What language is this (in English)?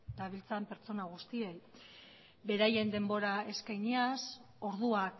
Basque